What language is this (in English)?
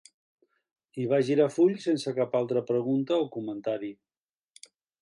Catalan